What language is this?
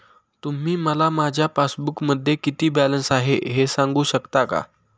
Marathi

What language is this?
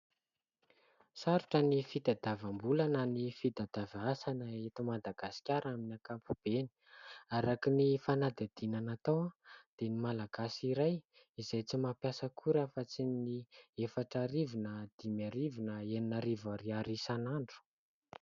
Malagasy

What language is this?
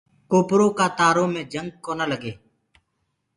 Gurgula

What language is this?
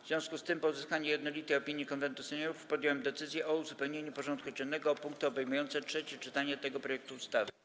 Polish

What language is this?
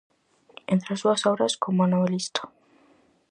Galician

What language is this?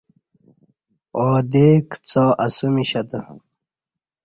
Kati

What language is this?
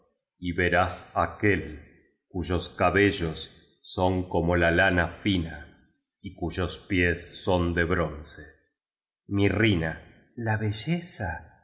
Spanish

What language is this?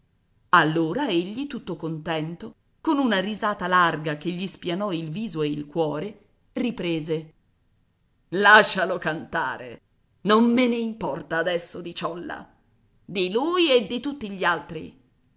Italian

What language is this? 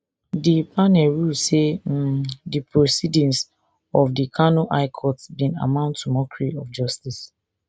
Nigerian Pidgin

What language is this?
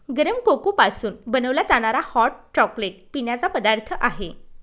Marathi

